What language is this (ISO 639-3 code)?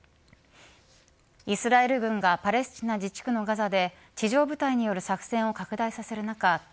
jpn